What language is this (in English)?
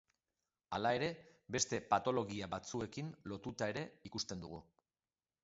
Basque